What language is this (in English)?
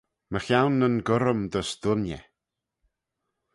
Manx